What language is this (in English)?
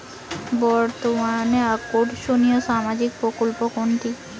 Bangla